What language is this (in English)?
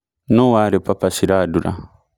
Kikuyu